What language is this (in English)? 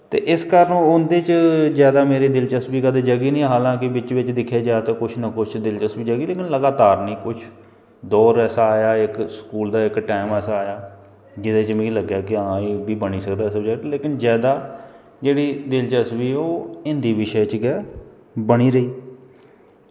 Dogri